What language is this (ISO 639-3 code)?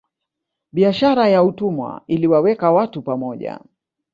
swa